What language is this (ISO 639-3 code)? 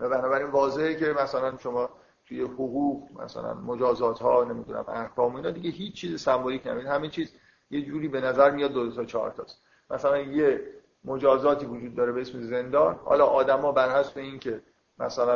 fas